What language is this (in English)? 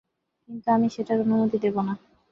Bangla